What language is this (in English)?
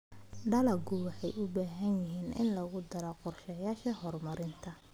Somali